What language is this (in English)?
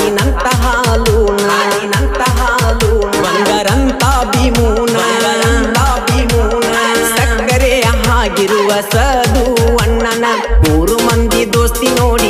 Romanian